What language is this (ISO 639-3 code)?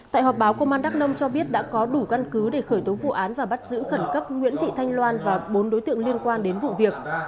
vie